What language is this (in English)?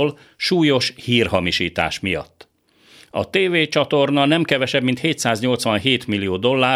Hungarian